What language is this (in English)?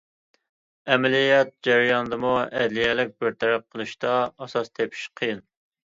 Uyghur